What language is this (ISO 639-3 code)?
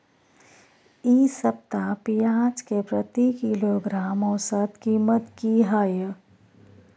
mai